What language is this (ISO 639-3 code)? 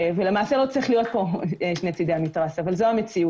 heb